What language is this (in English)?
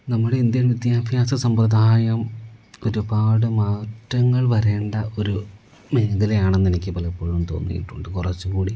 Malayalam